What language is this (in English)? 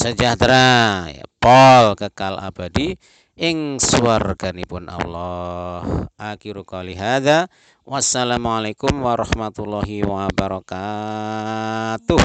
Indonesian